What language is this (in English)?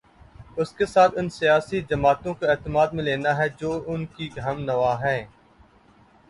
Urdu